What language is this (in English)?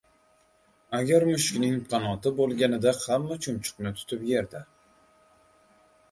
Uzbek